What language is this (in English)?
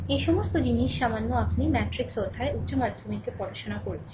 Bangla